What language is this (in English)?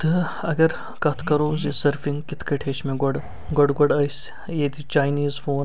Kashmiri